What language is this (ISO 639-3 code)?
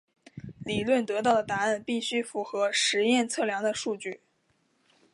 zho